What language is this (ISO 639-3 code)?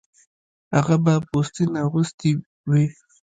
pus